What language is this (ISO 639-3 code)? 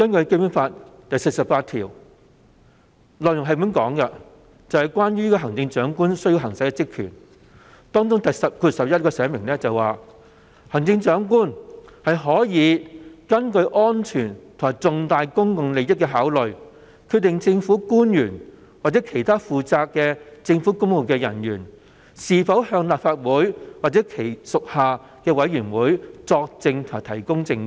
yue